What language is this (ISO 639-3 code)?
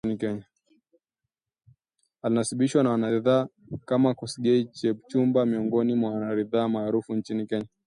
swa